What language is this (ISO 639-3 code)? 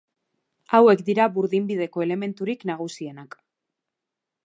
eus